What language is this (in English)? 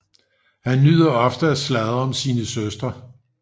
Danish